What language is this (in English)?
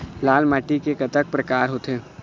Chhattisgarhi